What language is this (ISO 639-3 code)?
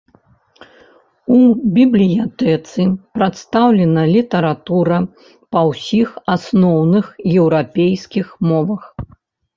bel